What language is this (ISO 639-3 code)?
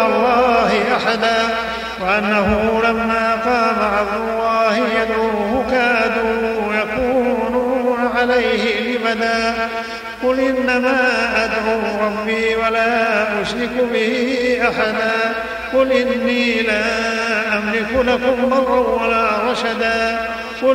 ara